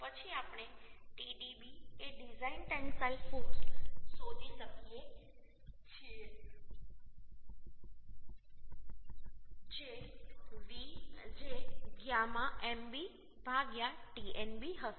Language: Gujarati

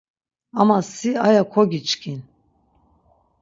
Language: Laz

